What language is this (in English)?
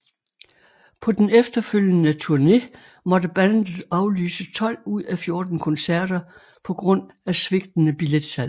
Danish